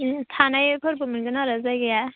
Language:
Bodo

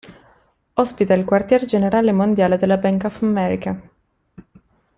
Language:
Italian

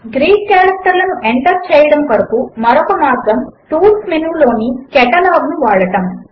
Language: Telugu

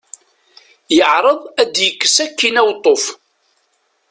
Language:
Kabyle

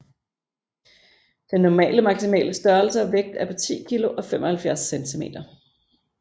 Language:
Danish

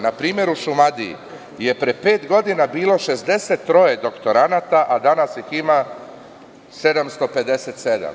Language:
Serbian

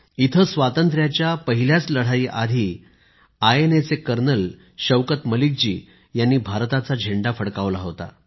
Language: Marathi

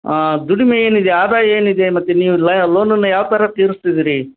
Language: Kannada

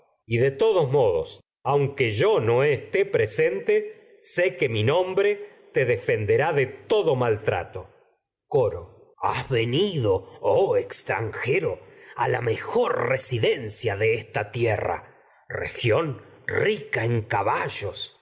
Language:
Spanish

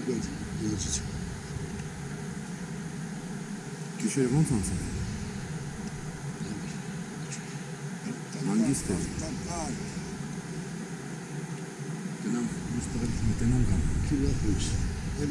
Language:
Armenian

